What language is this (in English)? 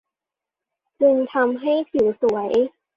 Thai